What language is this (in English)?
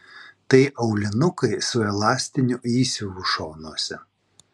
Lithuanian